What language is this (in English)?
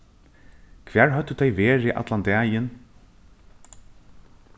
Faroese